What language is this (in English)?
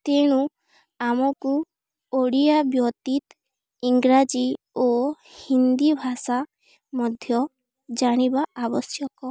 Odia